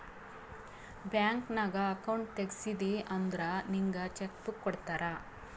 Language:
Kannada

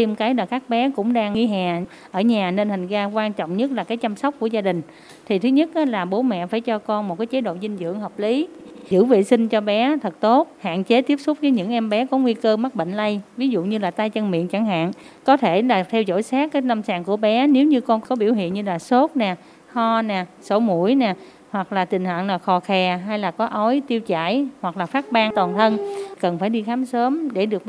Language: Vietnamese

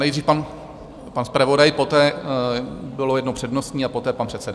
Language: Czech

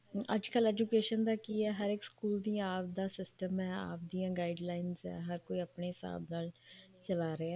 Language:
Punjabi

